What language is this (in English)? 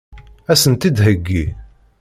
Kabyle